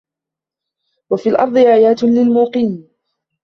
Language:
Arabic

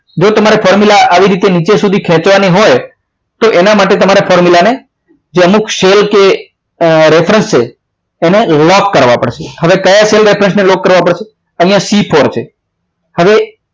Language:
Gujarati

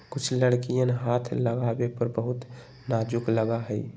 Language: Magahi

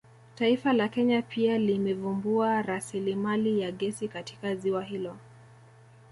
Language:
Swahili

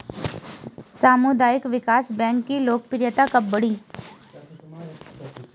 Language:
Hindi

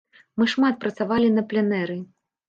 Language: Belarusian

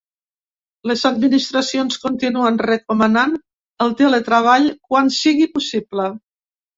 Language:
Catalan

